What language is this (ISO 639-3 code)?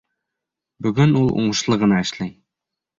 bak